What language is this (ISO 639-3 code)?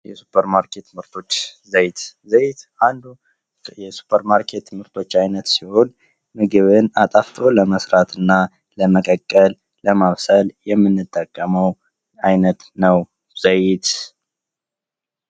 amh